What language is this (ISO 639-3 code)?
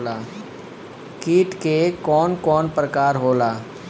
bho